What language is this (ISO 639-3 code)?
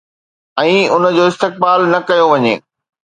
snd